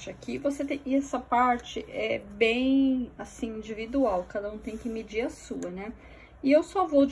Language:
Portuguese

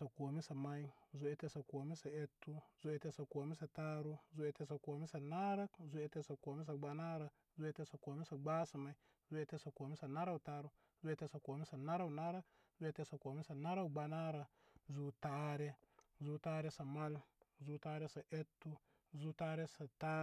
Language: Koma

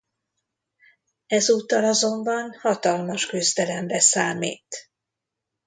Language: Hungarian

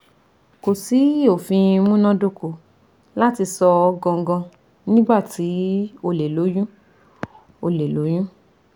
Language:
Yoruba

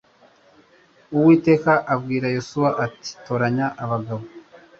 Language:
Kinyarwanda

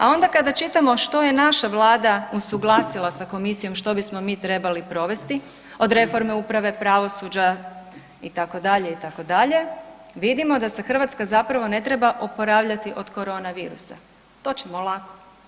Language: Croatian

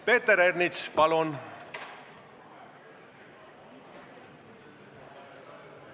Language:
Estonian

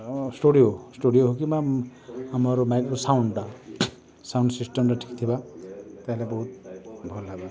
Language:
Odia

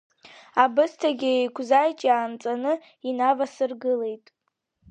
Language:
Abkhazian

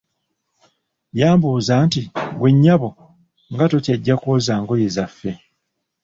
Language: Ganda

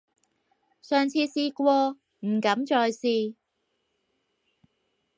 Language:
Cantonese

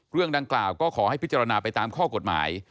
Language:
Thai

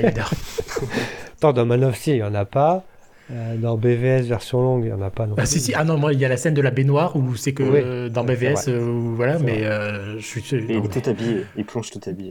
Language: French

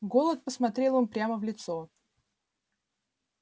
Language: Russian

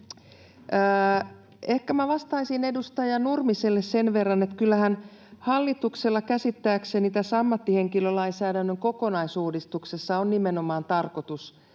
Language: Finnish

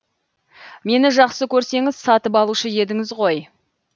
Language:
Kazakh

